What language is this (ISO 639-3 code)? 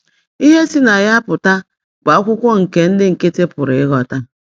ibo